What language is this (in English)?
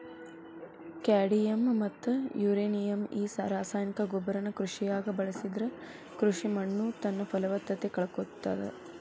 Kannada